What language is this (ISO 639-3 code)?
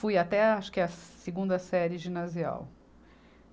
por